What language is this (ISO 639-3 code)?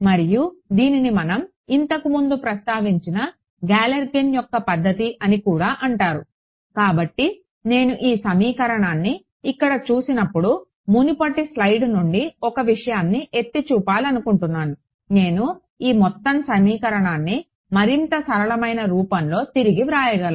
tel